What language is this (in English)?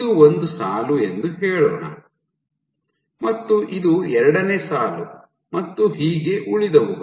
Kannada